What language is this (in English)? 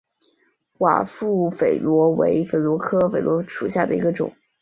Chinese